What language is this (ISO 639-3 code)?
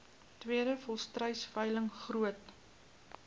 afr